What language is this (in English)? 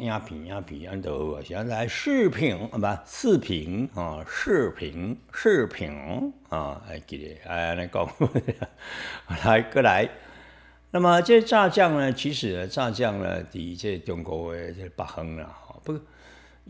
Chinese